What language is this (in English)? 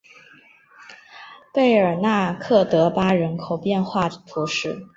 Chinese